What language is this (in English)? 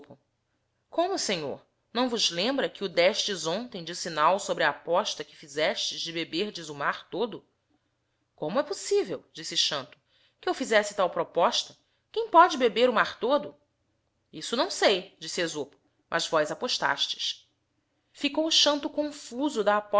Portuguese